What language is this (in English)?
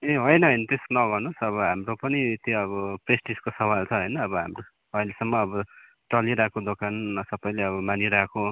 Nepali